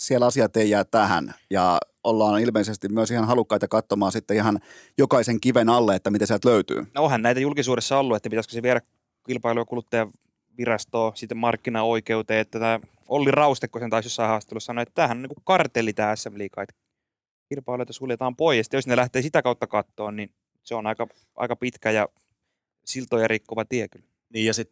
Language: Finnish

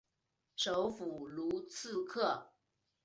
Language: Chinese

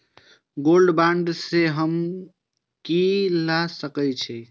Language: Maithili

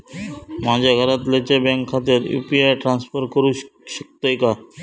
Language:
Marathi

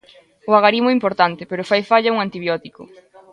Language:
Galician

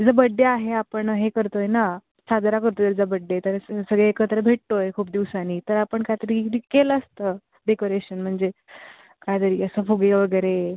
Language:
Marathi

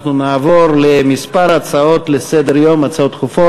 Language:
Hebrew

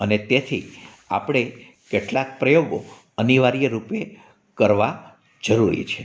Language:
Gujarati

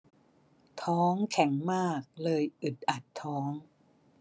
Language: Thai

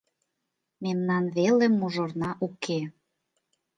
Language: Mari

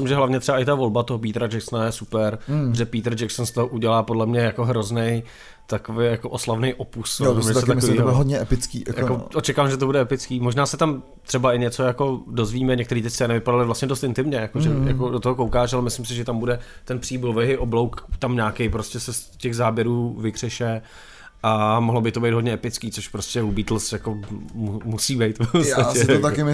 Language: Czech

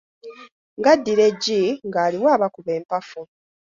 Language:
Ganda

